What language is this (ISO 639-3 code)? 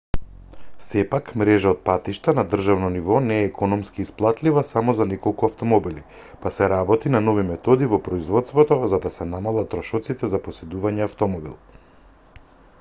mkd